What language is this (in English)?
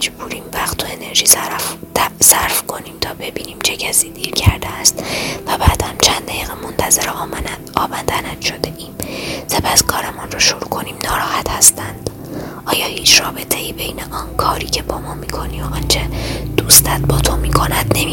Persian